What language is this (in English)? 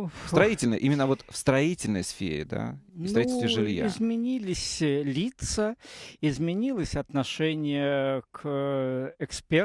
Russian